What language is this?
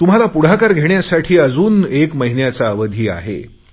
Marathi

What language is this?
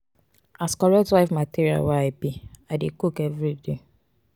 Nigerian Pidgin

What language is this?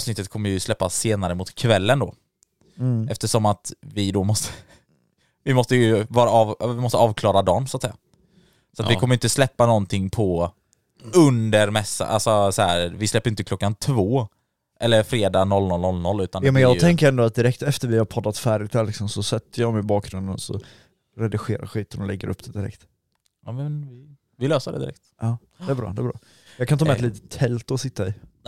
Swedish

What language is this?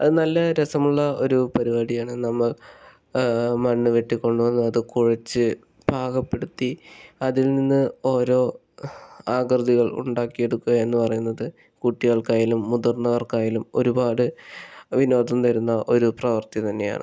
Malayalam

